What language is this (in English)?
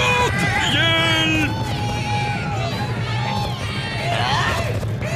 Norwegian